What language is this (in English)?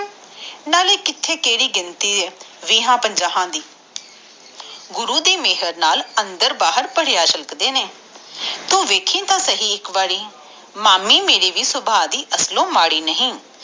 Punjabi